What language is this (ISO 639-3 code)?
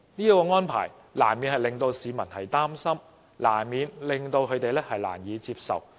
yue